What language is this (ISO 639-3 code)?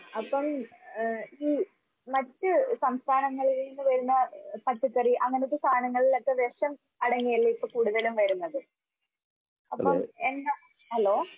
mal